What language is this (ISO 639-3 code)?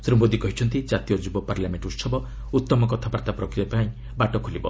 ori